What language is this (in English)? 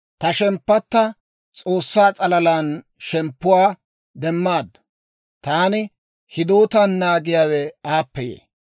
Dawro